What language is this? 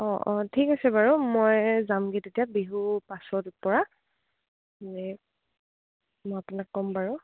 Assamese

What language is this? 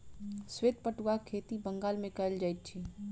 Maithili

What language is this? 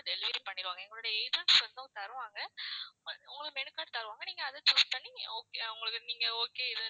Tamil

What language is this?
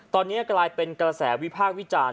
Thai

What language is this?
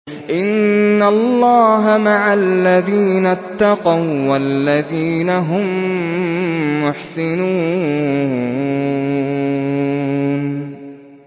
Arabic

